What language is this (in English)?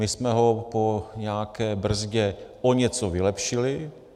Czech